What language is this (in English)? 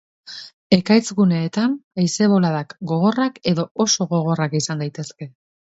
Basque